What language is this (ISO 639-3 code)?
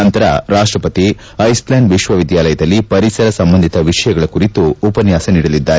kan